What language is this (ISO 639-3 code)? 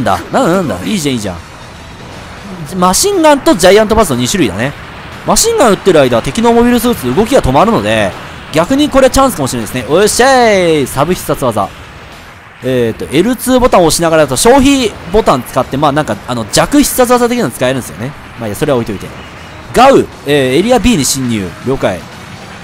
jpn